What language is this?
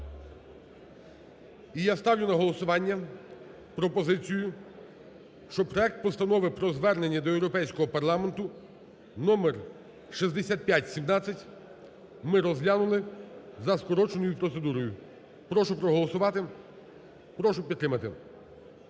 Ukrainian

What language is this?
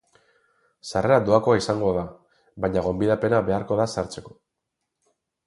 Basque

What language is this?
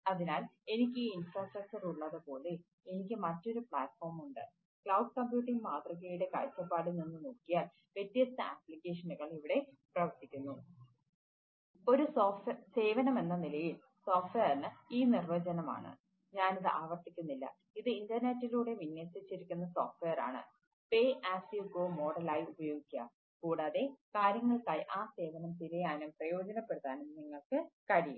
Malayalam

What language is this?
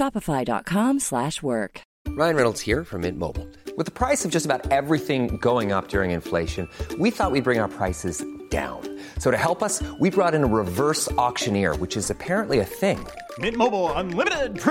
Swedish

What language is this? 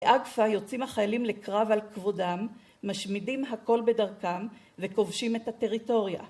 Hebrew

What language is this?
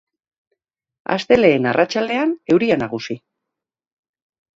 Basque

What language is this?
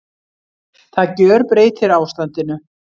Icelandic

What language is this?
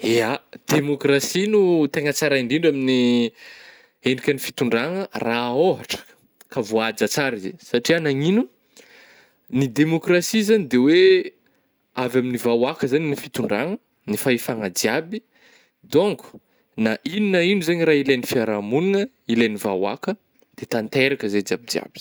Northern Betsimisaraka Malagasy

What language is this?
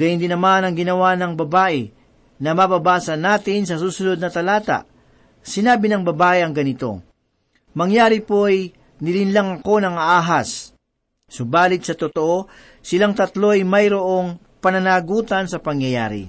Filipino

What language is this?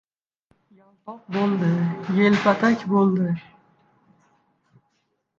Uzbek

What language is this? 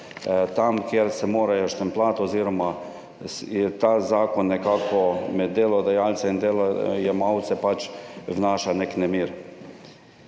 Slovenian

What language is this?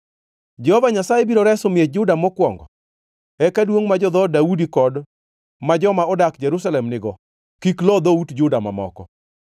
Luo (Kenya and Tanzania)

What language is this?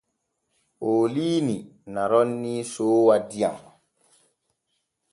Borgu Fulfulde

